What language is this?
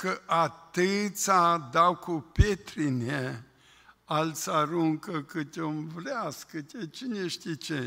Romanian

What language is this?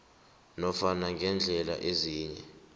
South Ndebele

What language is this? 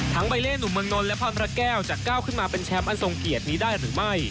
Thai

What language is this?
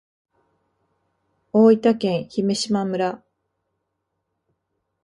Japanese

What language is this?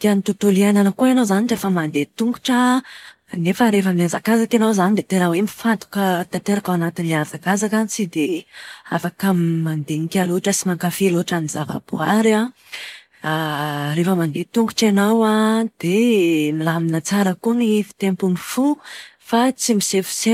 Malagasy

